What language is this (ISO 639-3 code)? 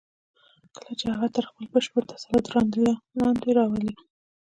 pus